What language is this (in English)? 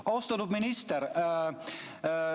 Estonian